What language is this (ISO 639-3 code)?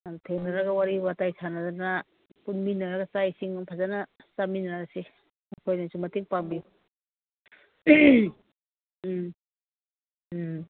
mni